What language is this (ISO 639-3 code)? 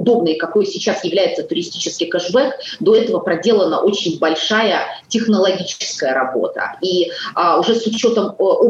rus